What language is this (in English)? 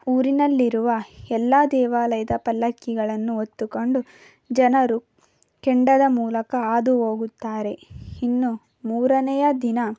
Kannada